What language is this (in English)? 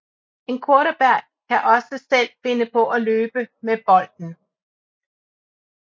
Danish